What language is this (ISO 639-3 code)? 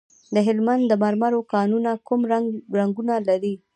pus